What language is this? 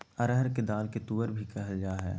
Magahi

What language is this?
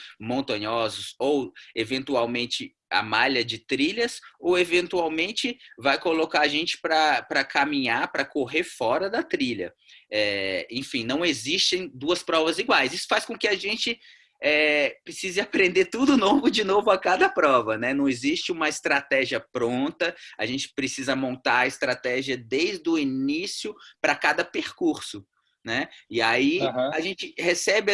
Portuguese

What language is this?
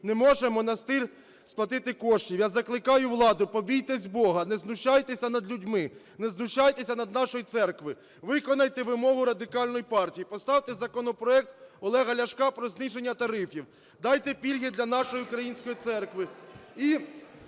Ukrainian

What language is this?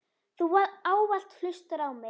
Icelandic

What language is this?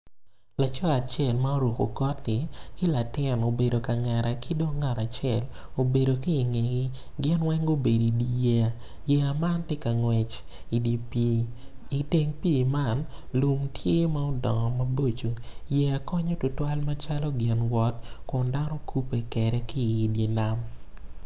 Acoli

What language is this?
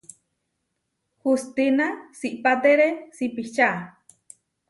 Huarijio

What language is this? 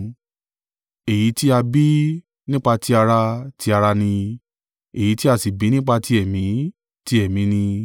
Yoruba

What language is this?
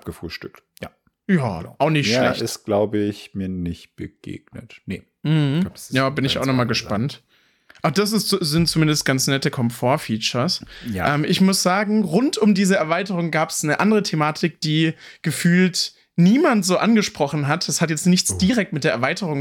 German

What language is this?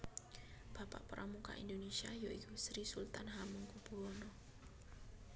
Javanese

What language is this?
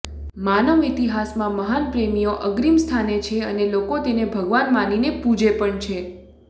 Gujarati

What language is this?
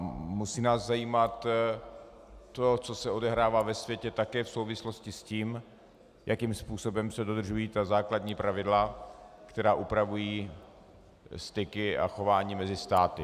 Czech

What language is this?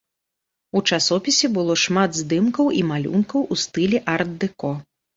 Belarusian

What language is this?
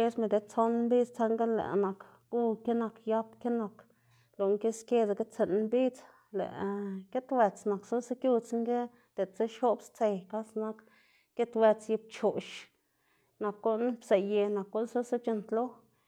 Xanaguía Zapotec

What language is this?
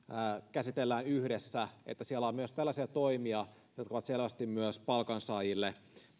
Finnish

